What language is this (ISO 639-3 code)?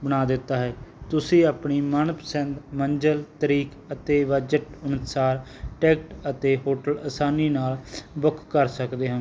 pan